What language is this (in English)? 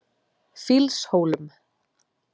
Icelandic